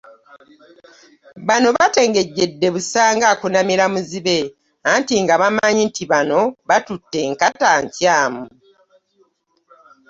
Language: Ganda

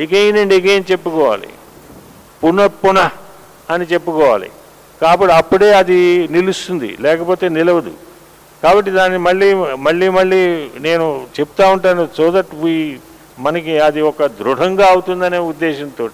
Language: Telugu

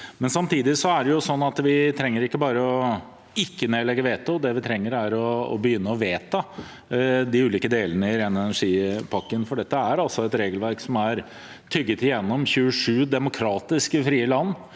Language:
Norwegian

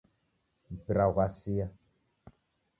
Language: Taita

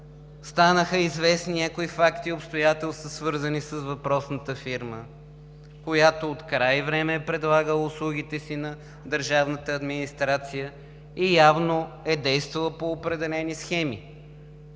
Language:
Bulgarian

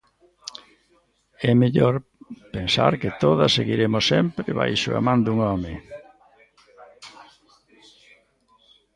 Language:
Galician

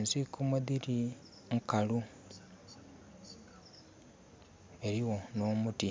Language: Soga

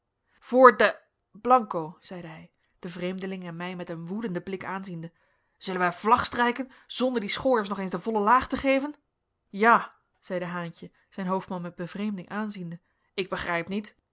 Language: Dutch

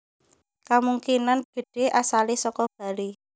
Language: Javanese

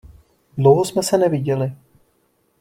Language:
Czech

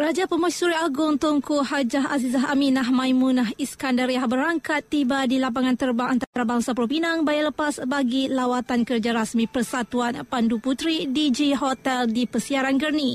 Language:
Malay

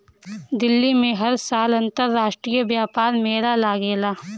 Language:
Bhojpuri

